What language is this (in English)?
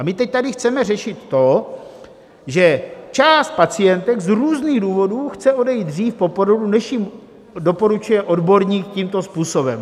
Czech